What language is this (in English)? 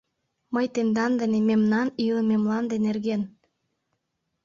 Mari